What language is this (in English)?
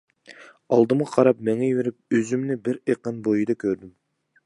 Uyghur